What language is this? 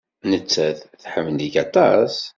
Kabyle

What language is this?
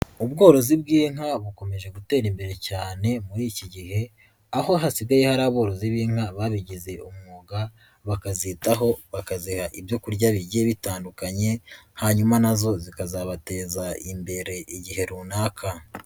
Kinyarwanda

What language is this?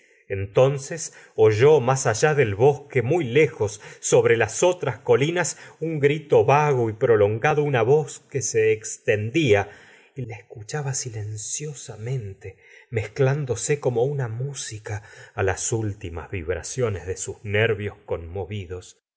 Spanish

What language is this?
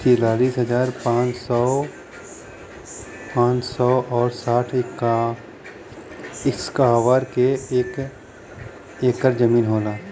Bhojpuri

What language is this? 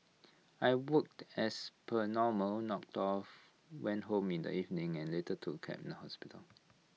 English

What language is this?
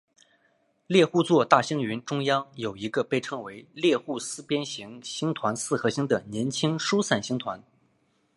Chinese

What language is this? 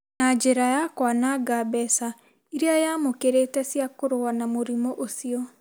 Kikuyu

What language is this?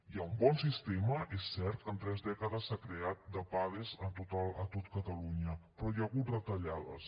Catalan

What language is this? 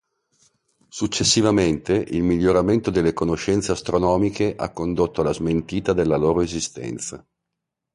Italian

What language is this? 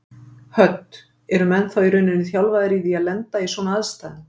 Icelandic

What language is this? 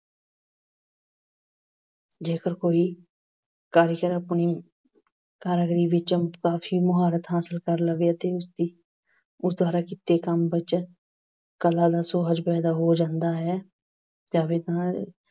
Punjabi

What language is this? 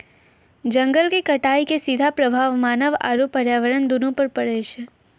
Maithili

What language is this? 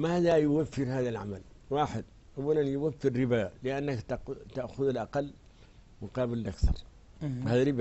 Arabic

